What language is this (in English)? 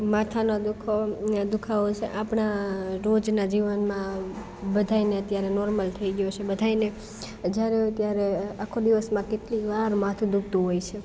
Gujarati